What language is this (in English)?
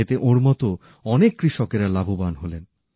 Bangla